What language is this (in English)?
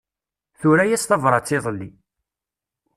Kabyle